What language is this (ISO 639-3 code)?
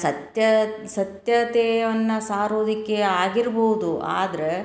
kan